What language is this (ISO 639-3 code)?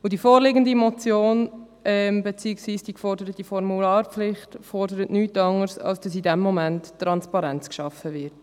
gsw